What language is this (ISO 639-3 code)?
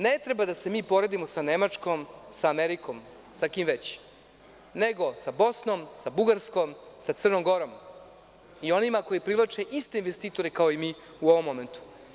srp